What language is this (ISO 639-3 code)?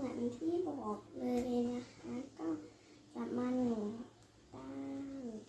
tha